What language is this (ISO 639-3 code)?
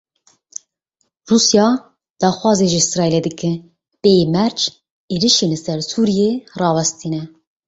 kur